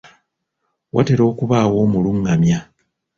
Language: Ganda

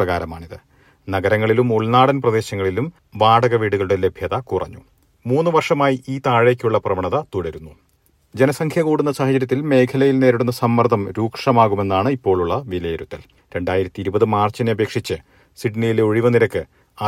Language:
Malayalam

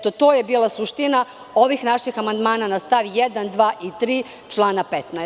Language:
Serbian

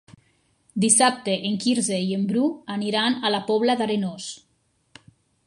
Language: Catalan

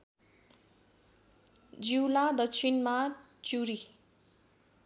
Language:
Nepali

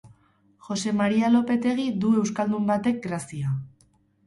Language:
Basque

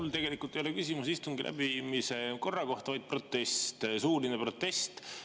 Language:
Estonian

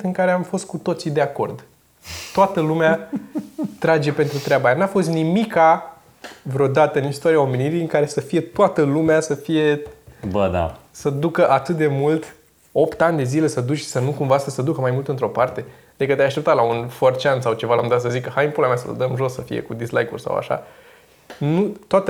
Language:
Romanian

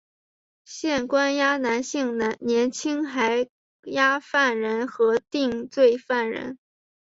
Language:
Chinese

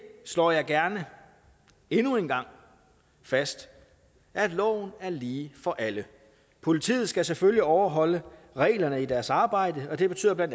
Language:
Danish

